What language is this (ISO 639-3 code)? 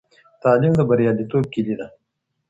pus